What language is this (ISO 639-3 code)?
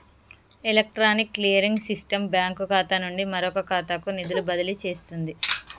tel